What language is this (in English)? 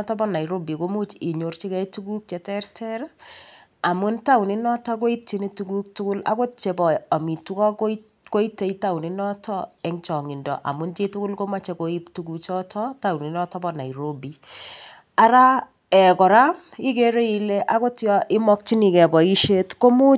Kalenjin